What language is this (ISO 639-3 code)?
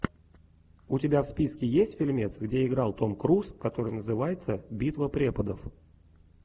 rus